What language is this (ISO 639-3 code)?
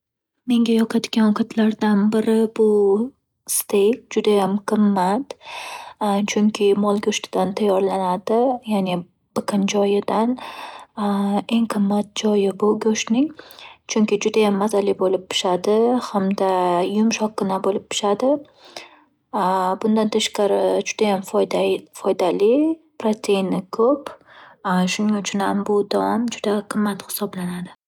uzb